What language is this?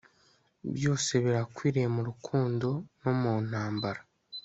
Kinyarwanda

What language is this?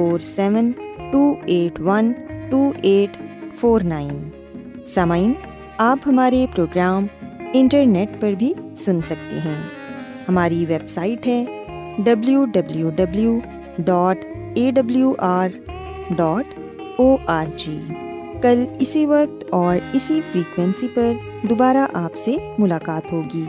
Urdu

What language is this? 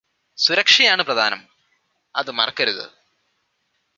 Malayalam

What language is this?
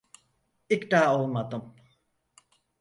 Turkish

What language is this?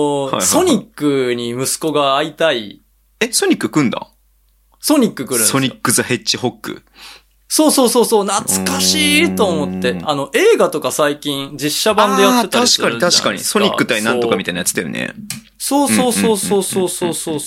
Japanese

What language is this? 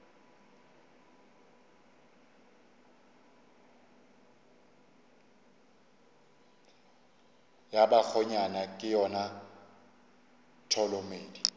Northern Sotho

